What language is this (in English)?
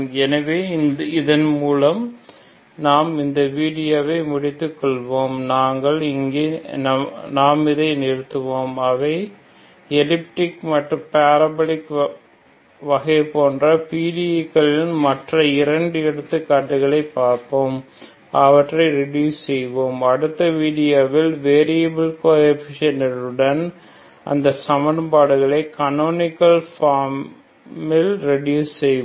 Tamil